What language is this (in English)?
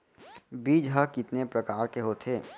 Chhattisgarhi